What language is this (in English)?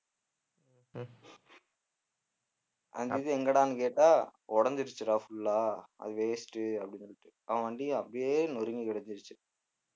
Tamil